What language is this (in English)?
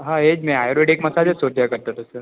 Gujarati